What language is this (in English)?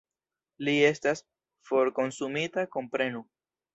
Esperanto